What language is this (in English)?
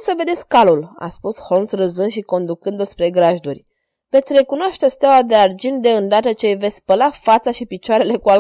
Romanian